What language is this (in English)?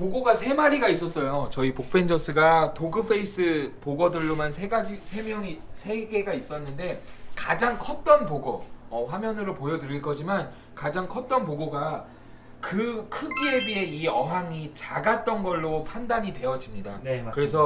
Korean